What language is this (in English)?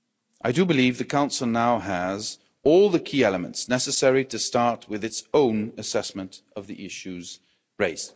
English